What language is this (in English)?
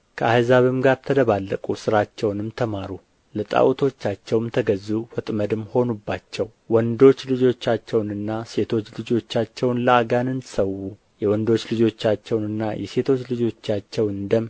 Amharic